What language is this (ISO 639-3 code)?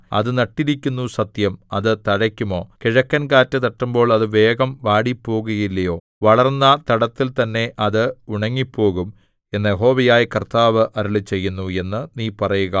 mal